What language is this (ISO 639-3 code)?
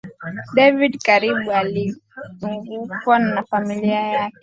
swa